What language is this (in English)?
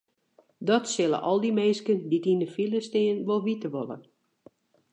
Western Frisian